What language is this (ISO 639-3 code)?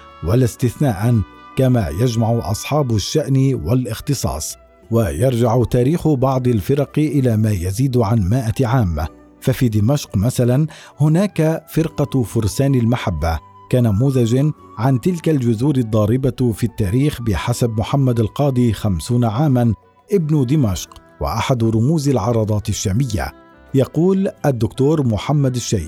ara